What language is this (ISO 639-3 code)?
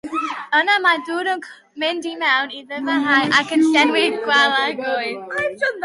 cym